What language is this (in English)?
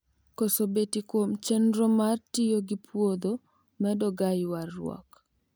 Luo (Kenya and Tanzania)